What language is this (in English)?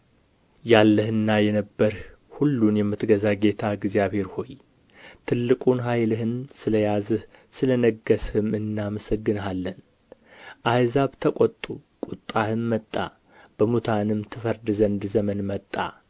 Amharic